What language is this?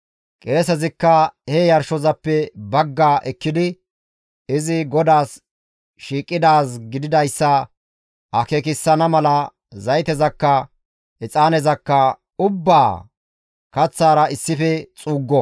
Gamo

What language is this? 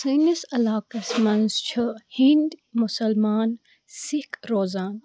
Kashmiri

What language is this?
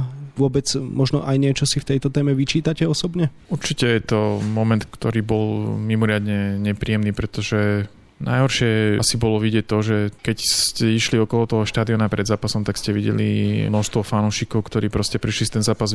Slovak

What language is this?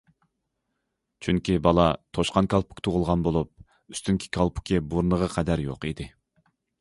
Uyghur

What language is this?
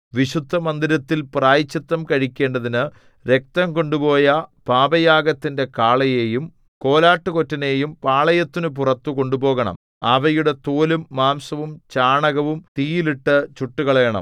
Malayalam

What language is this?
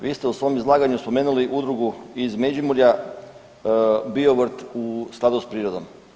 Croatian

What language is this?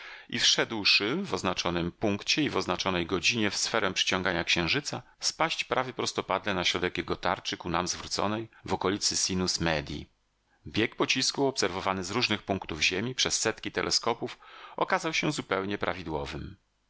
Polish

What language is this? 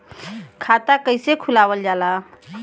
Bhojpuri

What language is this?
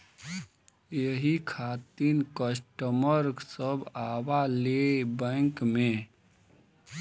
Bhojpuri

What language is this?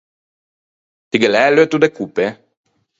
Ligurian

